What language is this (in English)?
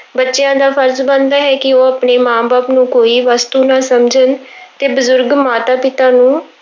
Punjabi